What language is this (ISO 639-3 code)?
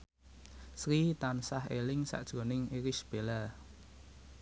jav